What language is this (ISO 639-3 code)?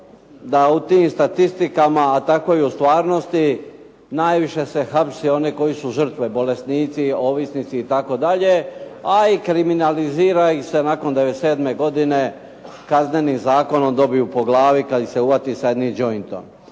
hrv